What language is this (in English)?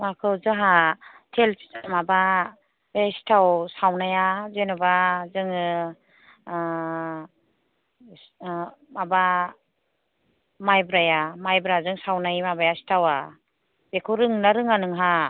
Bodo